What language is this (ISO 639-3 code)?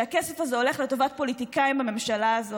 heb